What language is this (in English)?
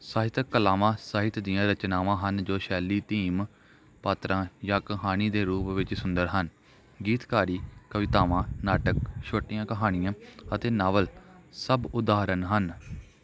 Punjabi